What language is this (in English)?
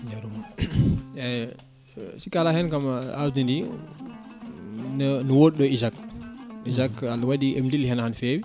Fula